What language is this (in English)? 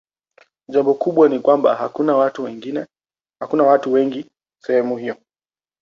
Swahili